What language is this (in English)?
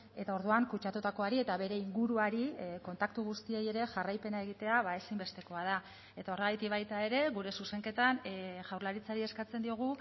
Basque